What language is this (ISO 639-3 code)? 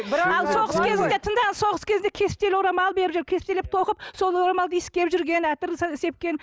kaz